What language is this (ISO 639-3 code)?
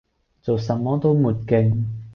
yue